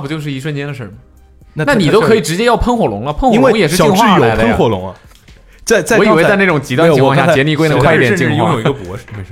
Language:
Chinese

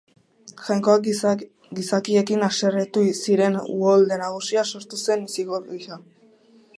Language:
Basque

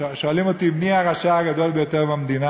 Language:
Hebrew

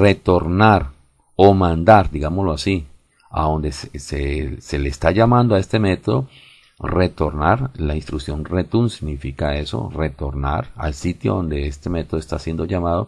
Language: Spanish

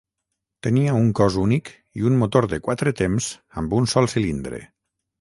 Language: Catalan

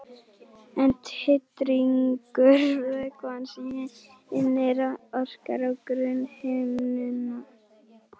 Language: Icelandic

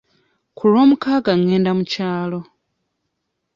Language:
Ganda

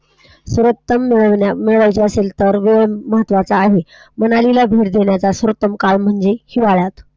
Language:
Marathi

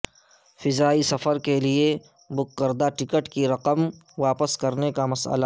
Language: Urdu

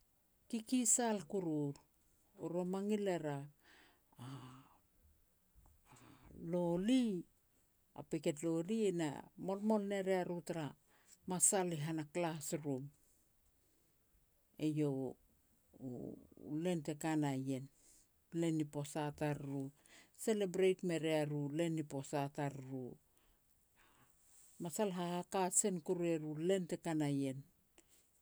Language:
Petats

